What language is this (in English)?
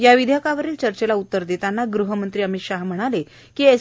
Marathi